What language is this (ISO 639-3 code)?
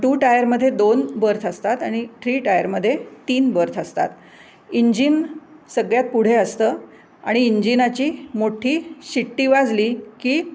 mar